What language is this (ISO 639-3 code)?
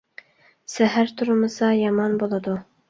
uig